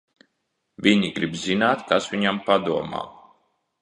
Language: Latvian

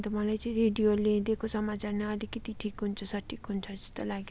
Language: Nepali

